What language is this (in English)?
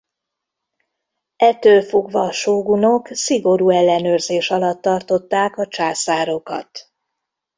Hungarian